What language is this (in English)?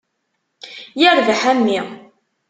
Kabyle